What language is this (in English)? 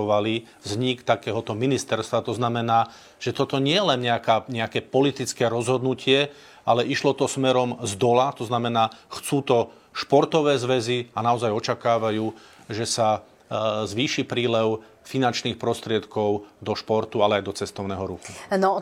Slovak